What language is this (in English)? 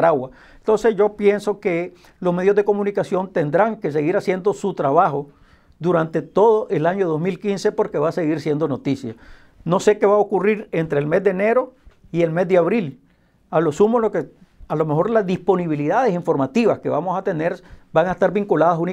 Spanish